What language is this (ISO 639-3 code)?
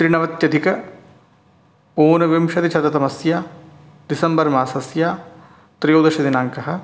san